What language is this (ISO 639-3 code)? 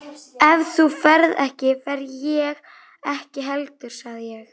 isl